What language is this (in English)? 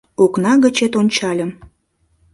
Mari